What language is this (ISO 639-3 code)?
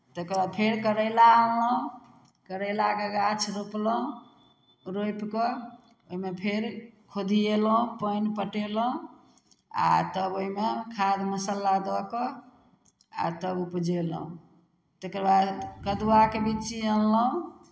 mai